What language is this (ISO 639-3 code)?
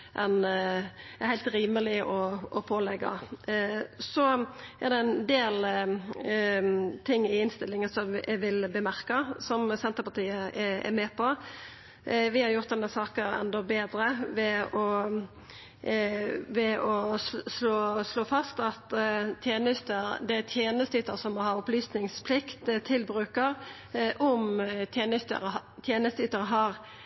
nno